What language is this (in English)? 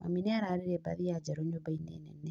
Kikuyu